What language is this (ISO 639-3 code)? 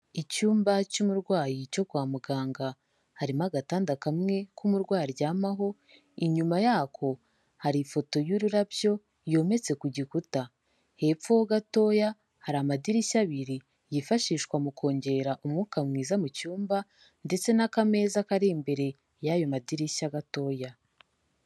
kin